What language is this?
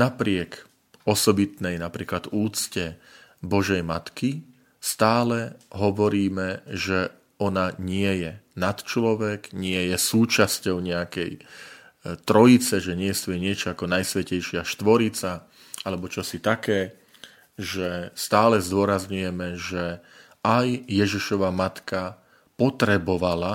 Slovak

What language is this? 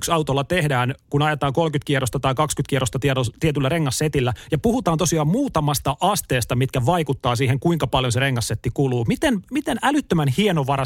Finnish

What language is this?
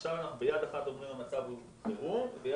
Hebrew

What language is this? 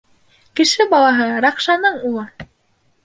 Bashkir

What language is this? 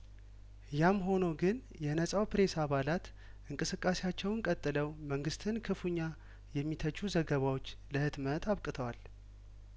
Amharic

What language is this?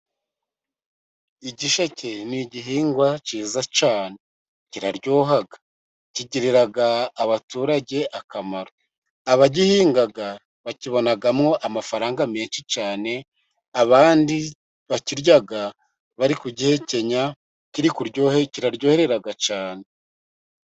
Kinyarwanda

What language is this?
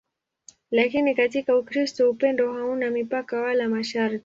Swahili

